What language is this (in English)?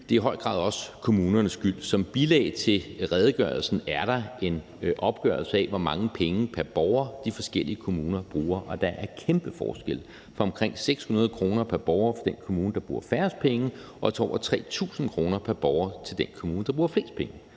Danish